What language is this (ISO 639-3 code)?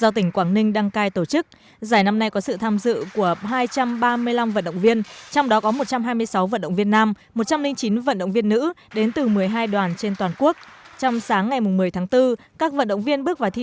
vie